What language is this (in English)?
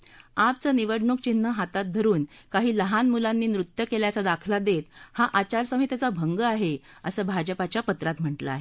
Marathi